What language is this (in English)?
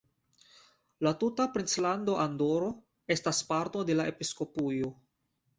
Esperanto